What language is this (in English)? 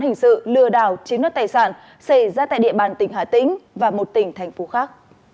Vietnamese